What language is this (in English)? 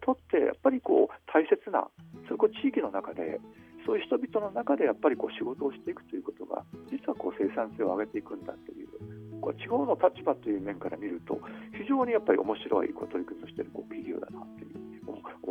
Japanese